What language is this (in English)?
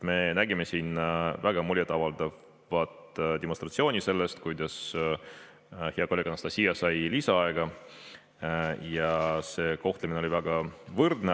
Estonian